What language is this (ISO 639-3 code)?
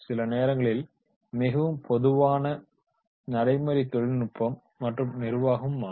tam